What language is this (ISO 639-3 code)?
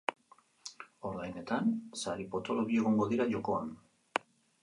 eus